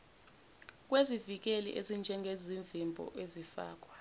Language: Zulu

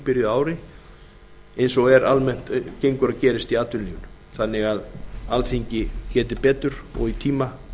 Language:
Icelandic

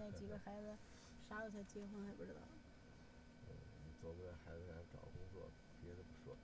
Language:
Chinese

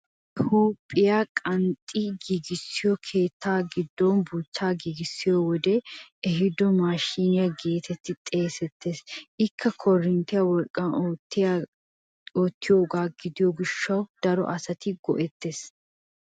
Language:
Wolaytta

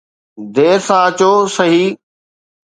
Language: Sindhi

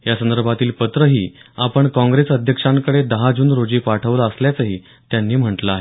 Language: Marathi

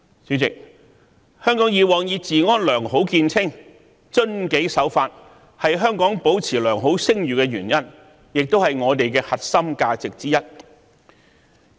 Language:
Cantonese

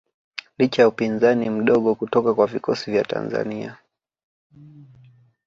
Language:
Swahili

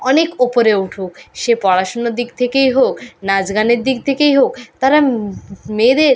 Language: Bangla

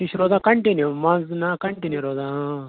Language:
Kashmiri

